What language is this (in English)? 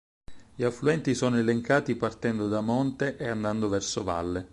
Italian